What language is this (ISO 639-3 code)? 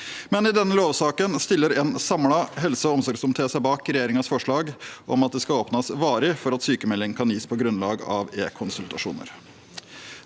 nor